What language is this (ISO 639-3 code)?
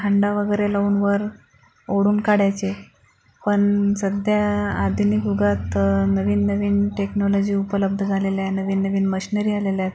mar